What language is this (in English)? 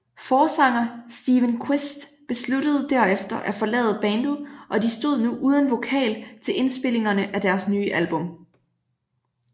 Danish